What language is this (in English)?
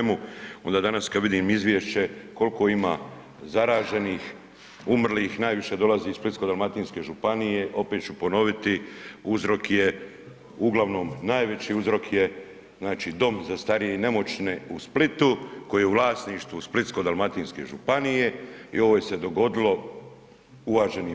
Croatian